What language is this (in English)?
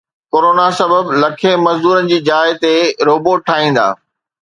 Sindhi